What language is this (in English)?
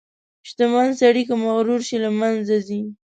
Pashto